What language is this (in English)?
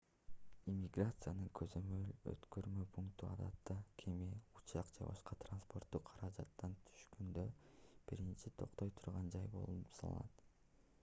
Kyrgyz